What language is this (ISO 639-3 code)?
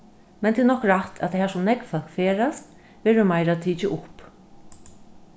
fao